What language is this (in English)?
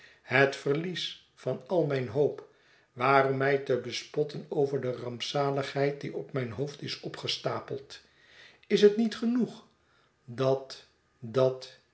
Dutch